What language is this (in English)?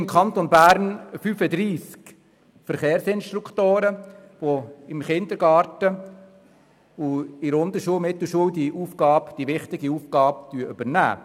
Swiss German